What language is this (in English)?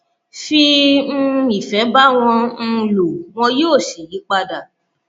Yoruba